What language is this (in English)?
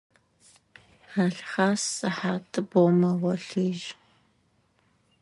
Adyghe